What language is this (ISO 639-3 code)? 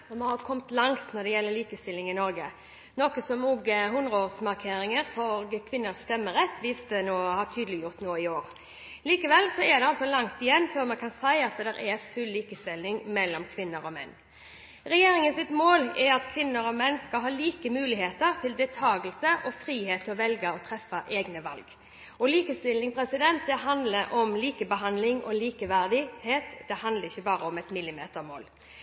nor